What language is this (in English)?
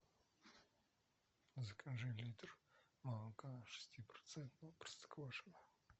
Russian